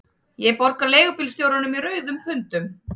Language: Icelandic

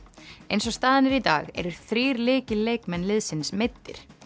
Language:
Icelandic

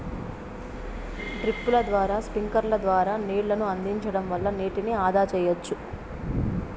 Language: Telugu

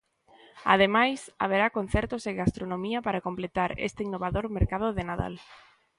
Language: Galician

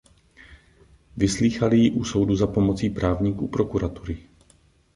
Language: Czech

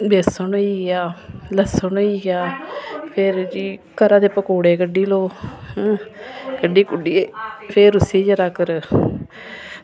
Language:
Dogri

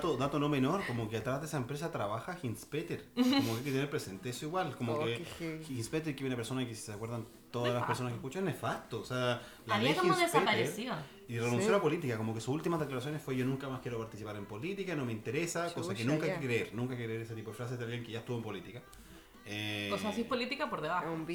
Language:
Spanish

